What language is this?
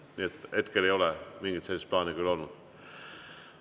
Estonian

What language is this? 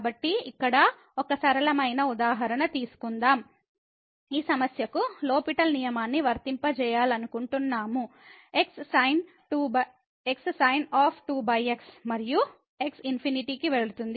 Telugu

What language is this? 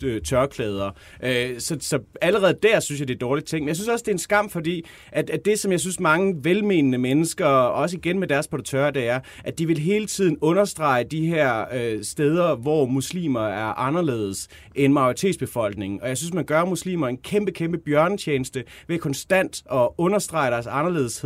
Danish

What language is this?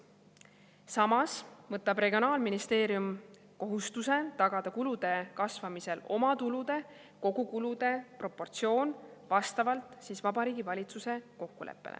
Estonian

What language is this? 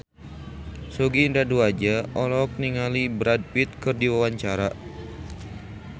Sundanese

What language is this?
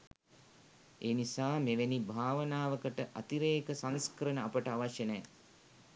Sinhala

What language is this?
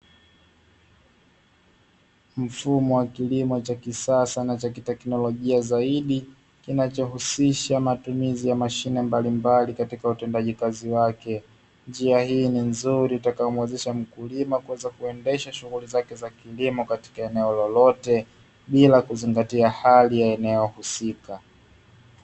Swahili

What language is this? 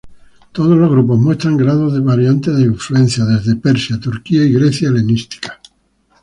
Spanish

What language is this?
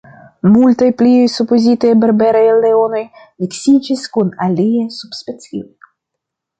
Esperanto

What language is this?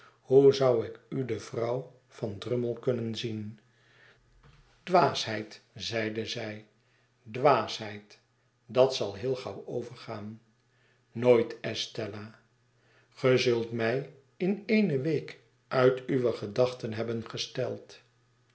Dutch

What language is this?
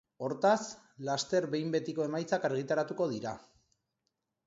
Basque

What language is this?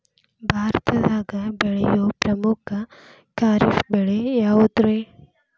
Kannada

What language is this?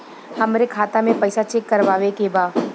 Bhojpuri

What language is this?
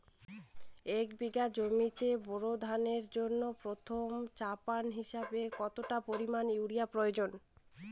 Bangla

